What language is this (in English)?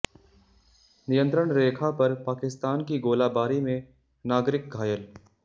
Hindi